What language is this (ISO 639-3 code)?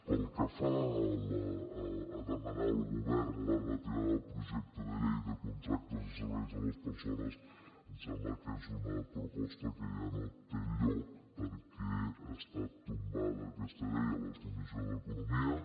cat